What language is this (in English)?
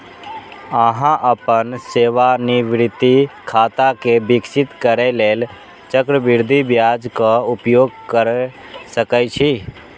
Maithili